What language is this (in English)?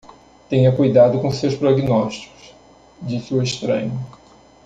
Portuguese